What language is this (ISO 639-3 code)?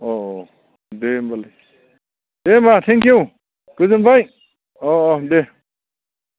brx